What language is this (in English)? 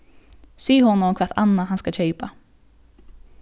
Faroese